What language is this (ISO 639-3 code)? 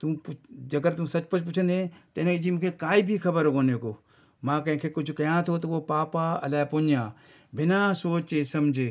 snd